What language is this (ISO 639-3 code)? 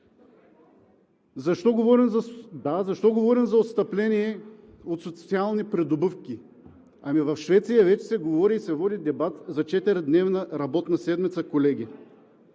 bul